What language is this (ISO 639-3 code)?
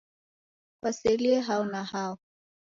dav